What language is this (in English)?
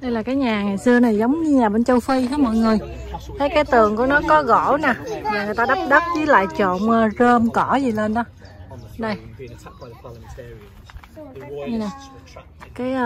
Vietnamese